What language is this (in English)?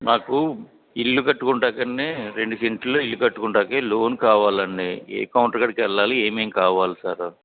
Telugu